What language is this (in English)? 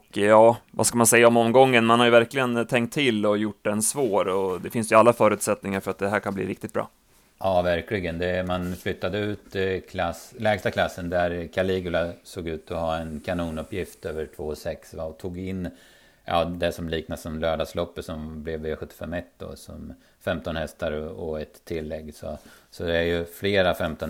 Swedish